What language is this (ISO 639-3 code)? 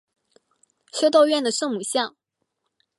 zho